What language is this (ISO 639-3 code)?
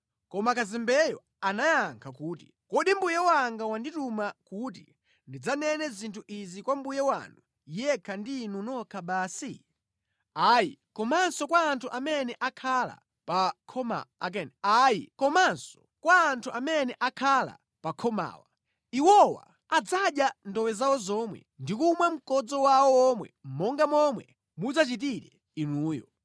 nya